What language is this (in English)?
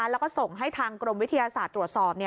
Thai